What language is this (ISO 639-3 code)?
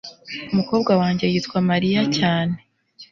kin